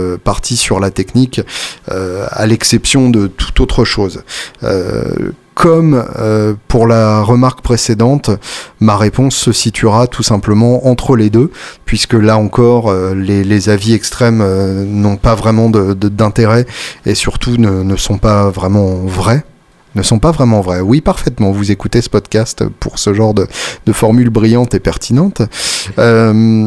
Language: French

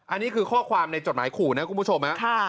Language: Thai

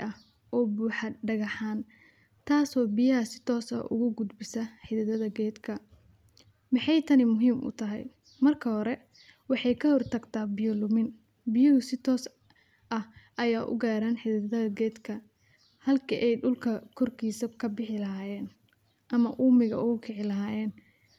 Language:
Somali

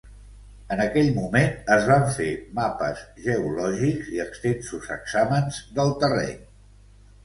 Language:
Catalan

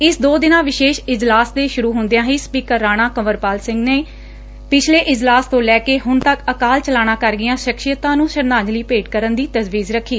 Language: Punjabi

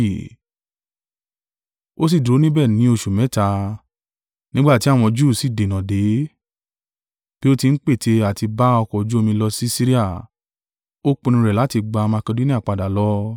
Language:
Yoruba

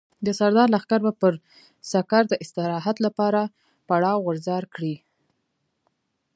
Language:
Pashto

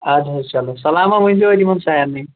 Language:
Kashmiri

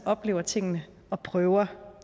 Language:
Danish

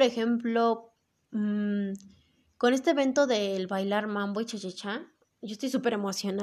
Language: Spanish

